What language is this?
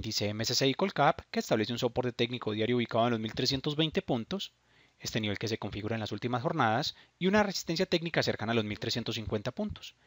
Spanish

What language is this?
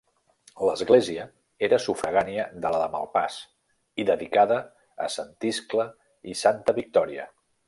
Catalan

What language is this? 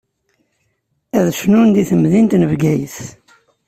Kabyle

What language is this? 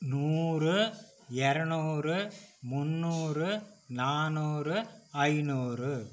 Tamil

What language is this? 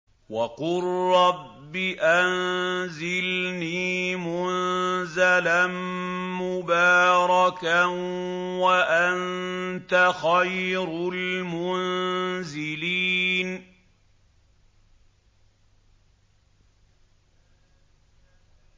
Arabic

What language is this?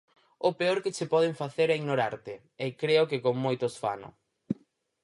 Galician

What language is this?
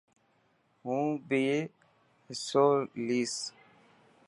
Dhatki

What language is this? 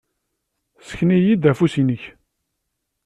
Kabyle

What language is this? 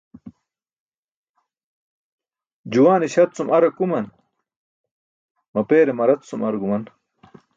Burushaski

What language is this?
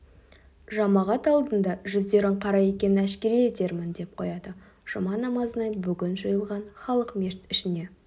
Kazakh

